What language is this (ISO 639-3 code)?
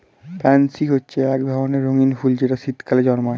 ben